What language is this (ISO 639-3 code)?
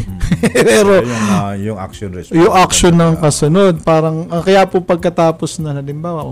fil